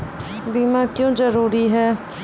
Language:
Maithili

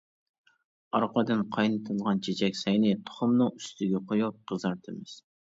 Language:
Uyghur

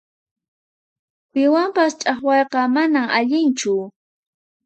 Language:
Puno Quechua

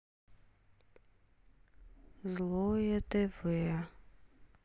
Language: Russian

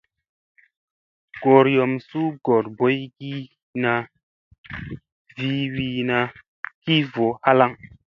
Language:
Musey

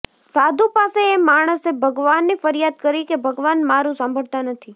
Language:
Gujarati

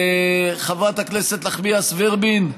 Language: Hebrew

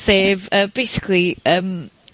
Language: Welsh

